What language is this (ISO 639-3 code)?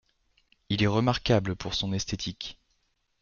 fra